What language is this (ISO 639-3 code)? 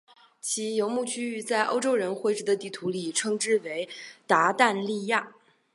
zho